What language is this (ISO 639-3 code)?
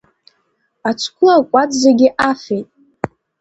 abk